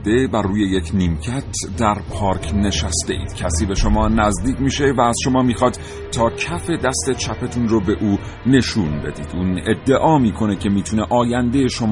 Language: Persian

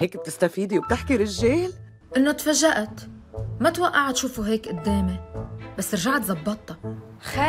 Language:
Arabic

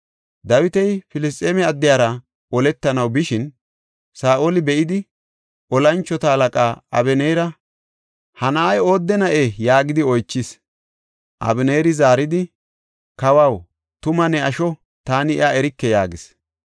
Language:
Gofa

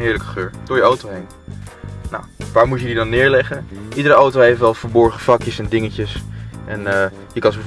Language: Dutch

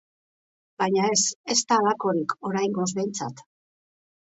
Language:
Basque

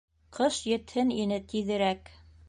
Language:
Bashkir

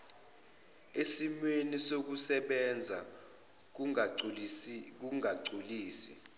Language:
Zulu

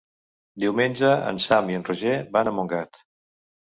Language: Catalan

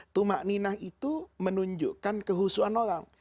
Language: Indonesian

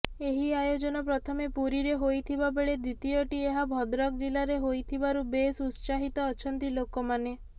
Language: Odia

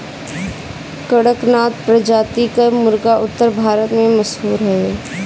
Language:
Bhojpuri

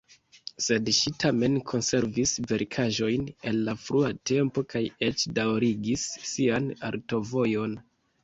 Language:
Esperanto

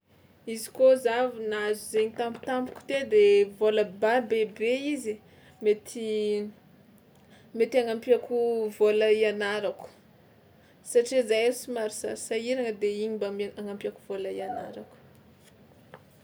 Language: Tsimihety Malagasy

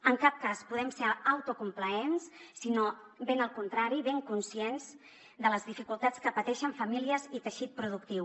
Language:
Catalan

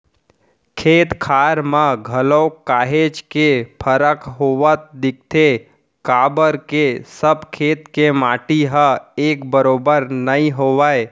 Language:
Chhattisgarhi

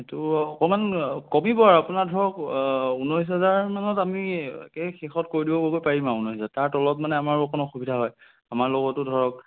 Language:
Assamese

